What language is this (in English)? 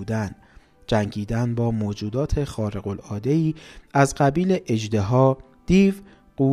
Persian